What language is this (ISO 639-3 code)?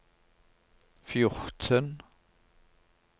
nor